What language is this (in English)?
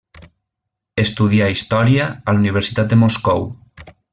Catalan